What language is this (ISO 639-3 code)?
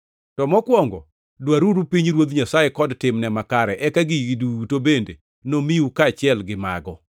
luo